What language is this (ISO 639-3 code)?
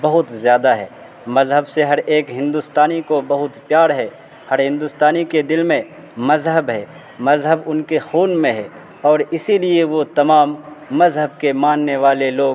urd